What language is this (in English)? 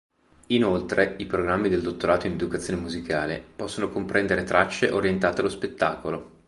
Italian